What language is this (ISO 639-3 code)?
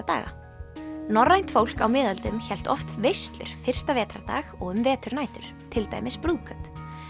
isl